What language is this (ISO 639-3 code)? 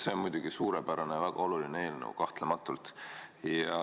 est